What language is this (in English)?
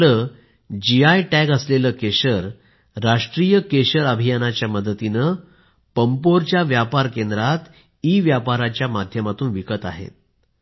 Marathi